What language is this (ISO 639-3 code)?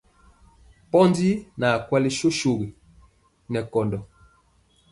mcx